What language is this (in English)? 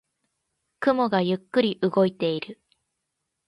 Japanese